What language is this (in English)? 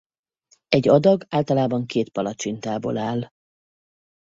Hungarian